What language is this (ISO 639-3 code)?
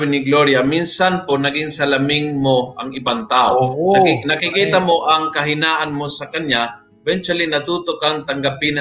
fil